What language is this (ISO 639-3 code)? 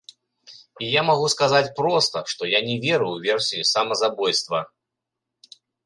bel